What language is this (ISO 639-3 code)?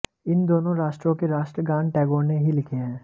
hin